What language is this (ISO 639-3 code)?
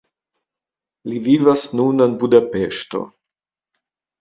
epo